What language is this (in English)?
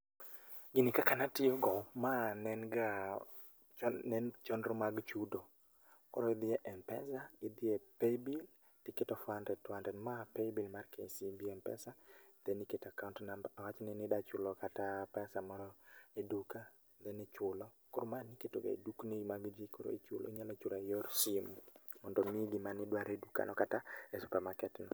Luo (Kenya and Tanzania)